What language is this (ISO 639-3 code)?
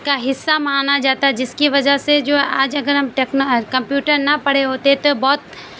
urd